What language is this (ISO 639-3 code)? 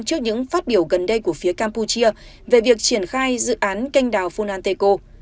vie